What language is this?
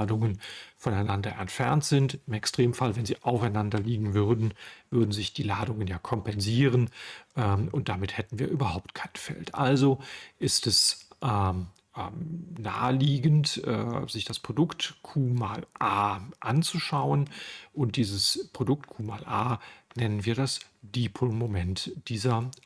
German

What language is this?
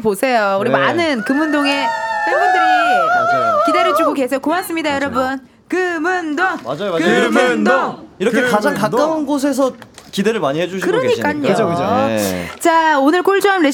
Korean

